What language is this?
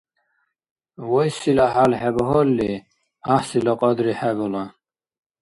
Dargwa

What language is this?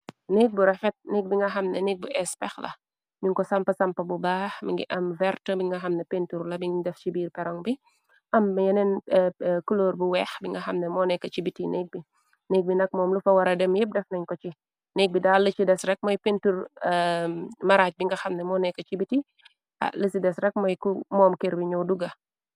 Wolof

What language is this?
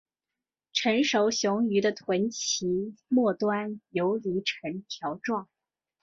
Chinese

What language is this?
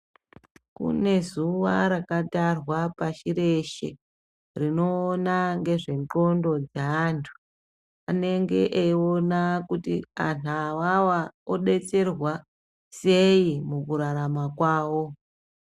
Ndau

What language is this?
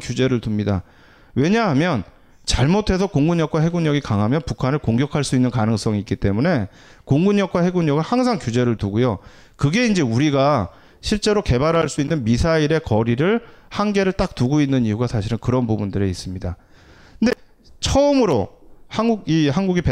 Korean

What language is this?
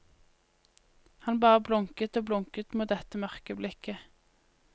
Norwegian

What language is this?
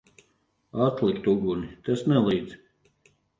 Latvian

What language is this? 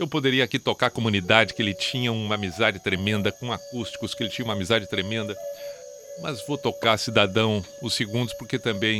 Portuguese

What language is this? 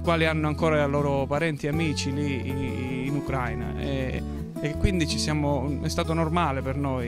Italian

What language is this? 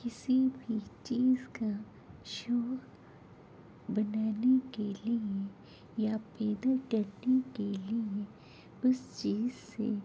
Urdu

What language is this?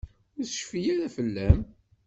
Kabyle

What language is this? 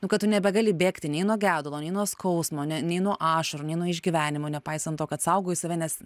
Lithuanian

